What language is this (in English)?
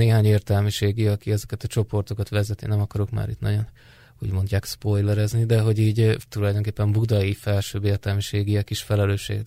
Hungarian